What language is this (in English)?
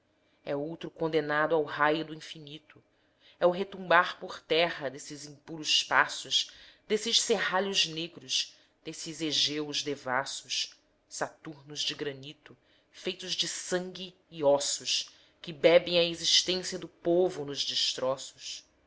Portuguese